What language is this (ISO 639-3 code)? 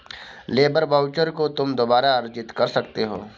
hin